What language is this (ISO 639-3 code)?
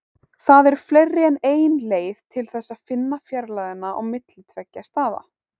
isl